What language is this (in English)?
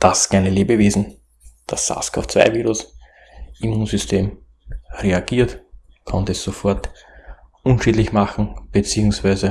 German